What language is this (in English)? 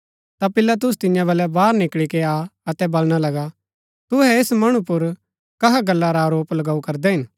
Gaddi